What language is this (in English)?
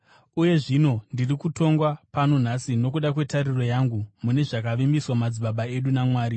Shona